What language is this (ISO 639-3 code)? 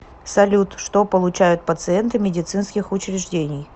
rus